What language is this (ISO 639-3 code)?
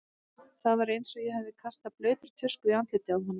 isl